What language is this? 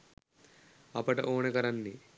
Sinhala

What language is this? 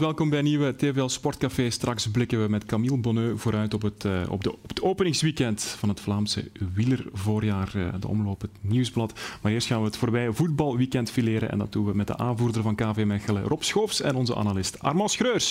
Dutch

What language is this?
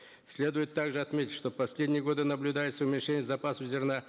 Kazakh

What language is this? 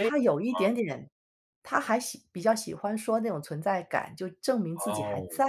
Chinese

